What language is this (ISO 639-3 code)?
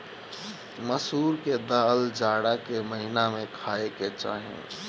bho